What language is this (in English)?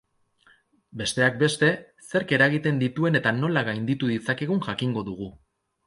Basque